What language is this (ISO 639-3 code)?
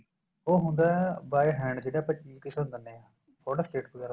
pan